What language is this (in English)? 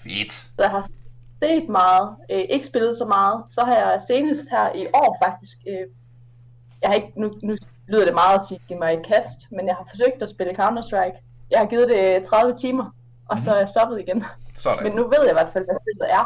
Danish